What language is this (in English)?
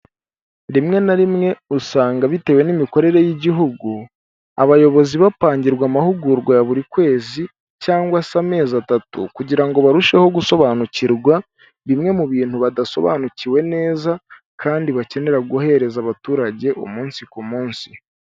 Kinyarwanda